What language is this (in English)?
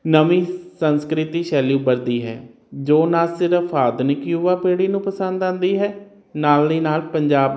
Punjabi